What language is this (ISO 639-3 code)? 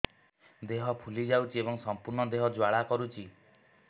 ori